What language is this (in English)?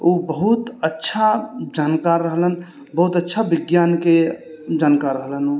Maithili